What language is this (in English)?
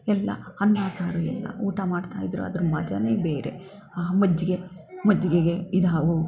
Kannada